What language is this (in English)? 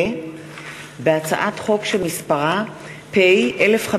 Hebrew